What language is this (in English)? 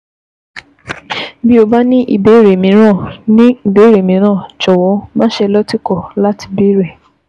Yoruba